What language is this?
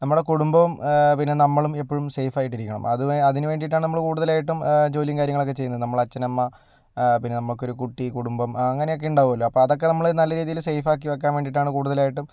Malayalam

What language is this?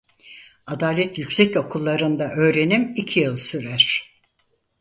Turkish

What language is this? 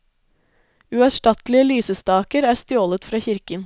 Norwegian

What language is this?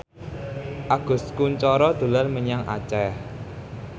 Javanese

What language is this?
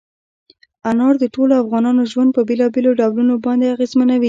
Pashto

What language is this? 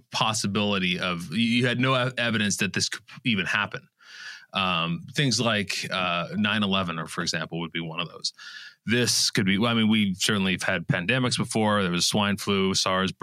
English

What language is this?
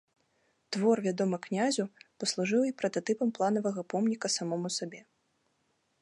Belarusian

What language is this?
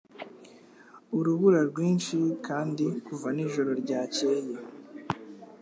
Kinyarwanda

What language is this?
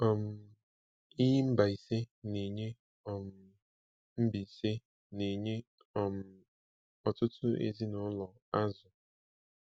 Igbo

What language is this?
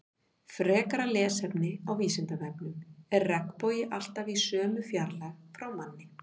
Icelandic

